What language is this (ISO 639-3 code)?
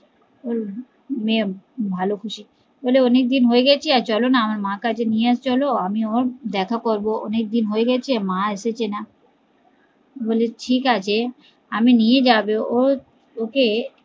ben